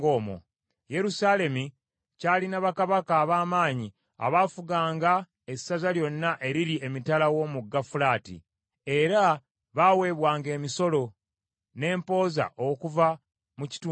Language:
Ganda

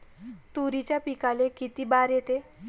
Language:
Marathi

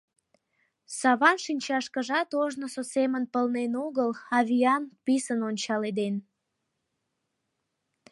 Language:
Mari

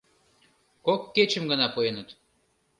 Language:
Mari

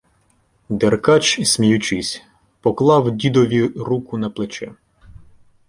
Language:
Ukrainian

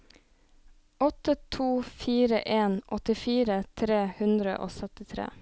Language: Norwegian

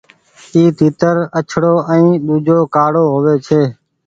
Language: Goaria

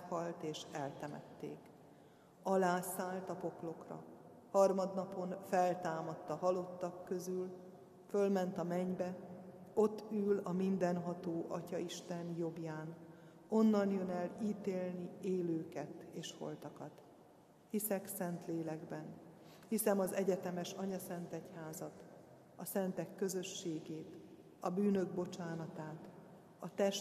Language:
Hungarian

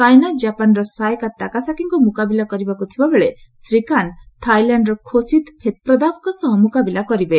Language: Odia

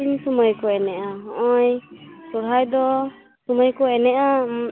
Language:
Santali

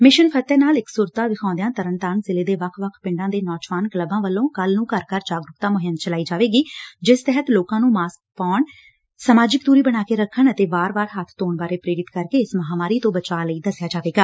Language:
Punjabi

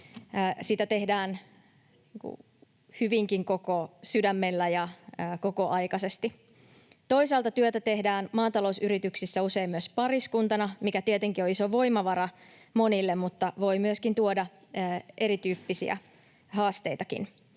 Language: Finnish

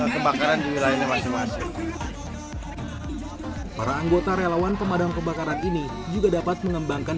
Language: Indonesian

